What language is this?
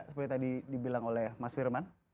Indonesian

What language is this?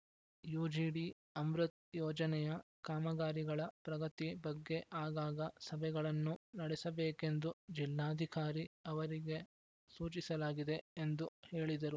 Kannada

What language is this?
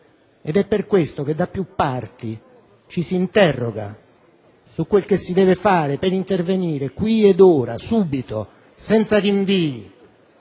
Italian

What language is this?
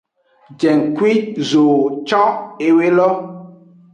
Aja (Benin)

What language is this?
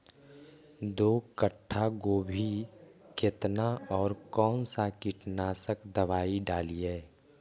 Magahi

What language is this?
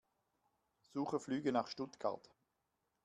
German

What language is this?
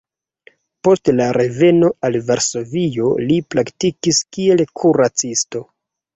Esperanto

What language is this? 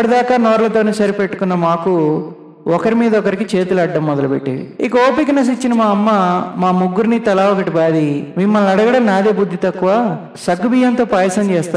Telugu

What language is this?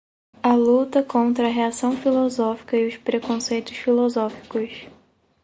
Portuguese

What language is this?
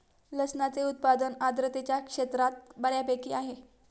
Marathi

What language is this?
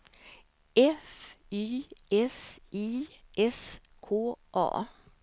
Swedish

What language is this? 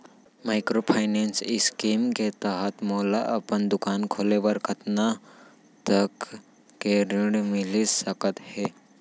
Chhattisgarhi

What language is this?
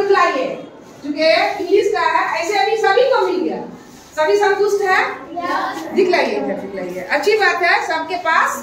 Hindi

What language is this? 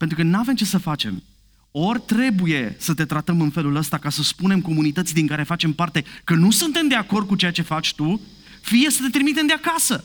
Romanian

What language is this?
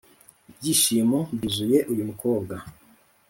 Kinyarwanda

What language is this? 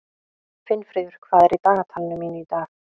Icelandic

